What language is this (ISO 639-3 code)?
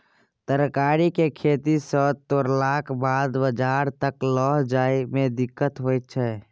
mai